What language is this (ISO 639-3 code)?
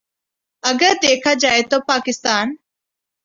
urd